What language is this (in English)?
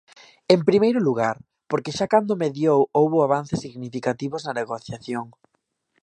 Galician